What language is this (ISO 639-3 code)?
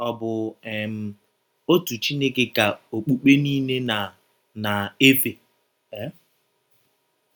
ibo